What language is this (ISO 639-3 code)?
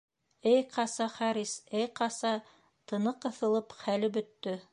bak